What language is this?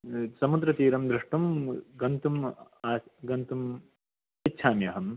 Sanskrit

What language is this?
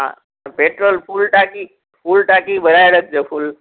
Sindhi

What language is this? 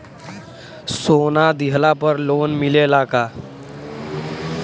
Bhojpuri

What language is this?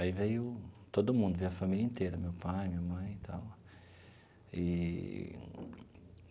Portuguese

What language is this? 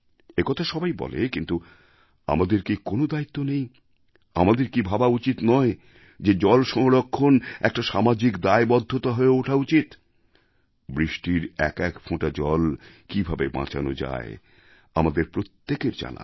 Bangla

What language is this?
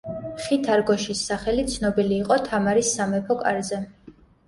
Georgian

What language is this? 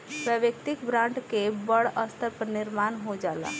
Bhojpuri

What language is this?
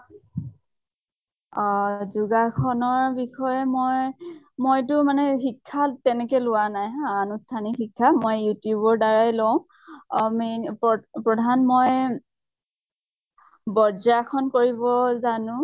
Assamese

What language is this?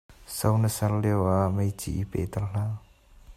Hakha Chin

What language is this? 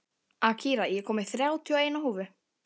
Icelandic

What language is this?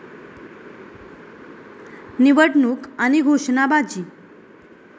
Marathi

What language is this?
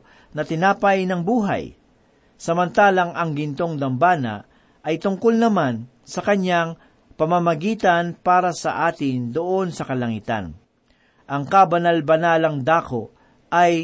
Filipino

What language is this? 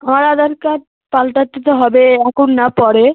Bangla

